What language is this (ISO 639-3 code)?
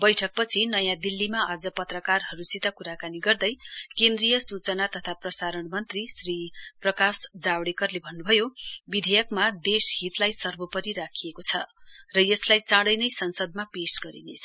nep